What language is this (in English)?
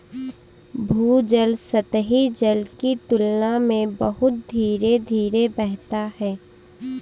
Hindi